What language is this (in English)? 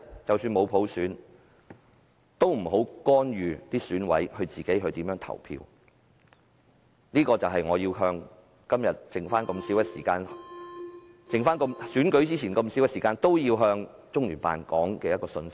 Cantonese